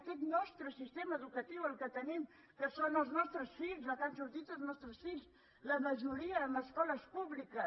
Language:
Catalan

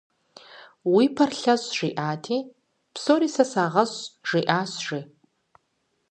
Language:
Kabardian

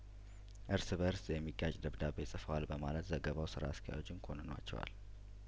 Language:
Amharic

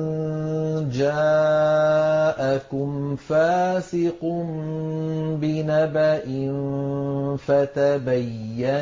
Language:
Arabic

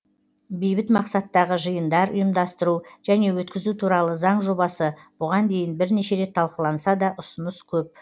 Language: Kazakh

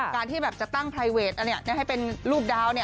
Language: Thai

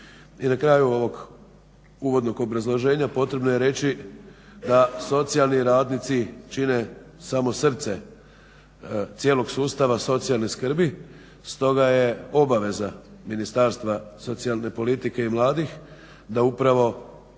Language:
Croatian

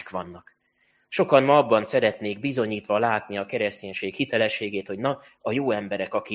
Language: Hungarian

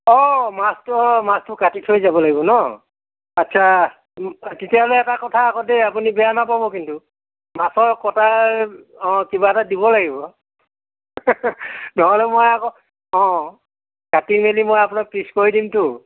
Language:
Assamese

